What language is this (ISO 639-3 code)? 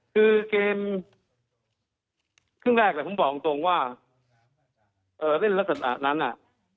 tha